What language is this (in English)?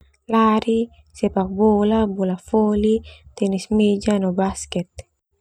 Termanu